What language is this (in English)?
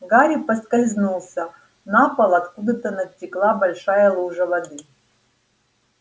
Russian